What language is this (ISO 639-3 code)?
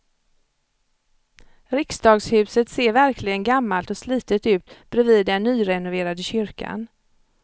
swe